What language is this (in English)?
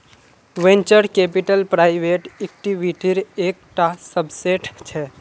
Magahi